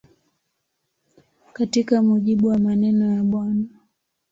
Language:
Swahili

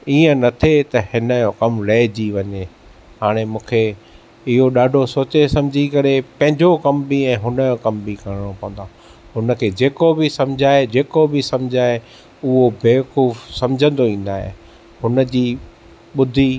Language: Sindhi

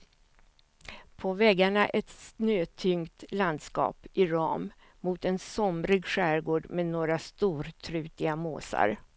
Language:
Swedish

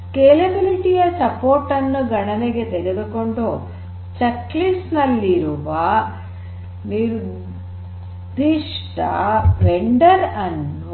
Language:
Kannada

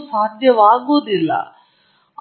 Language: Kannada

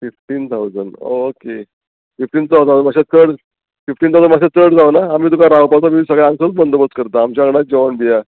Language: Konkani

